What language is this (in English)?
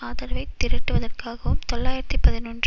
Tamil